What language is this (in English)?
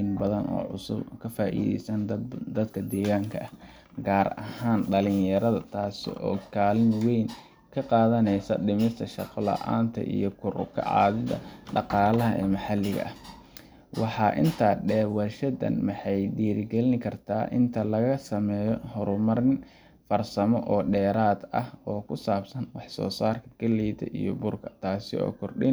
Somali